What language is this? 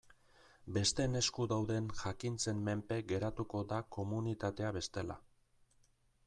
Basque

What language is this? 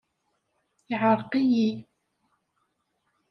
Kabyle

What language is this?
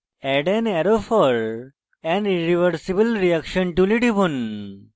Bangla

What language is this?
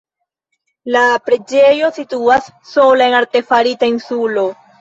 Esperanto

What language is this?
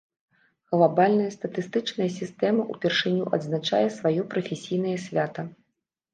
Belarusian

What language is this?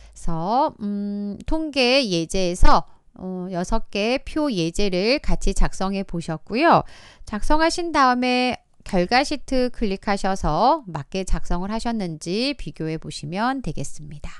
Korean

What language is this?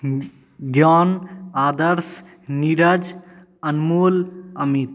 Maithili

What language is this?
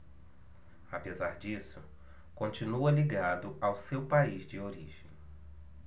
Portuguese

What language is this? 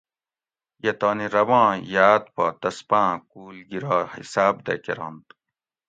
Gawri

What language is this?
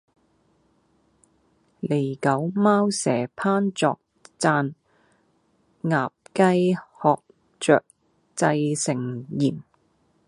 Cantonese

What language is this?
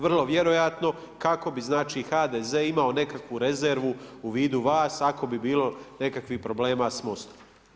Croatian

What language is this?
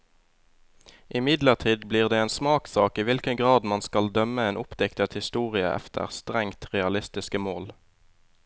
Norwegian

